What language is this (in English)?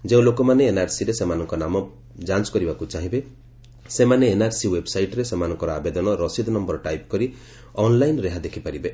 Odia